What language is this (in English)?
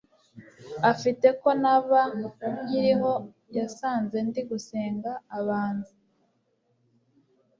Kinyarwanda